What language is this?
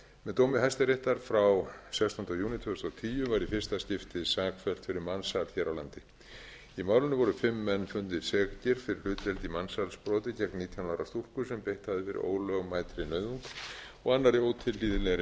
Icelandic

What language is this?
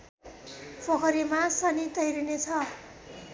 Nepali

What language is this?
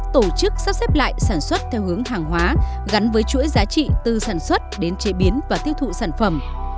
Vietnamese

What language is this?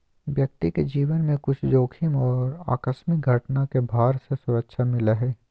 Magahi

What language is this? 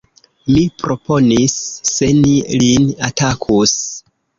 Esperanto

